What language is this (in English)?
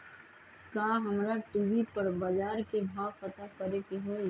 Magahi